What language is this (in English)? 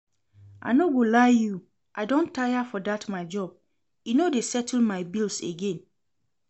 Nigerian Pidgin